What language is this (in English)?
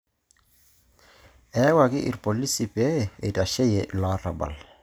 Masai